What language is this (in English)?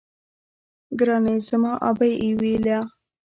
Pashto